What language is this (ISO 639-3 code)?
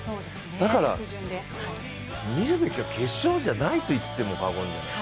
jpn